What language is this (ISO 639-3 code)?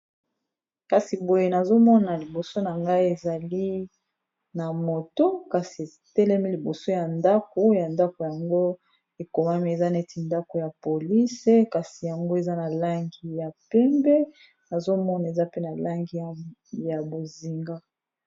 lin